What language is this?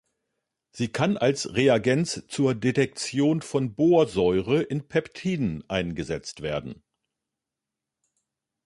German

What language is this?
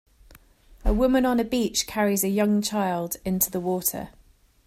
English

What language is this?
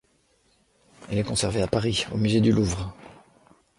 French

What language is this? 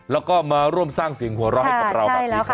Thai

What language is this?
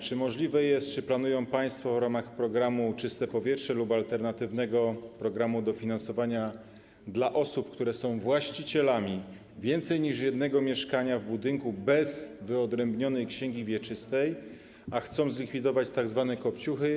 Polish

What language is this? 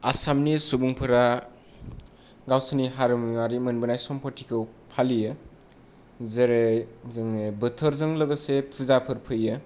Bodo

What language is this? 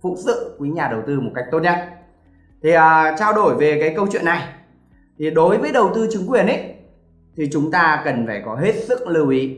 Vietnamese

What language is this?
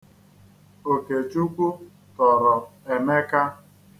Igbo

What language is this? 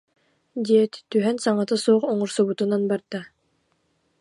Yakut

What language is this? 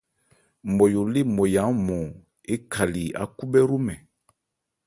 Ebrié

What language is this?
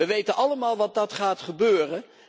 Dutch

